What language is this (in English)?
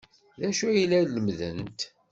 Kabyle